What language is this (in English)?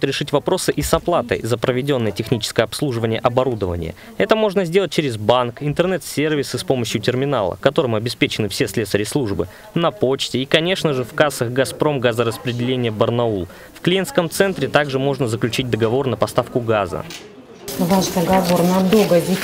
Russian